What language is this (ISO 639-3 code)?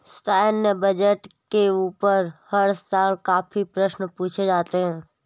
hin